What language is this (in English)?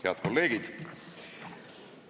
Estonian